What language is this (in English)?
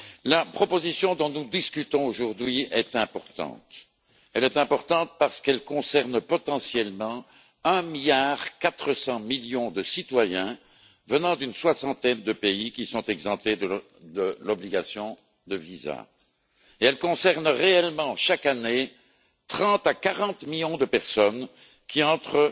French